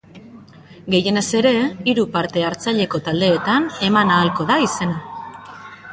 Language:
Basque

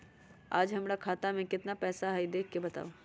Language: Magahi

